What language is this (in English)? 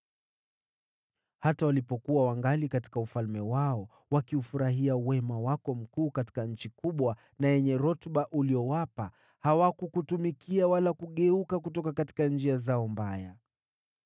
Swahili